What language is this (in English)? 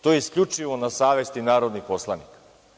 Serbian